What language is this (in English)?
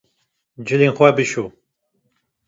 Kurdish